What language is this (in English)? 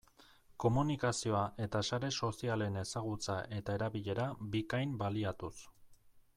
Basque